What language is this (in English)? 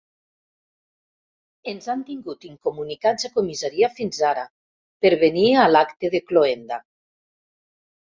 Catalan